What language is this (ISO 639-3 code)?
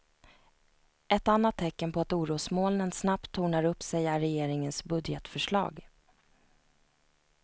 swe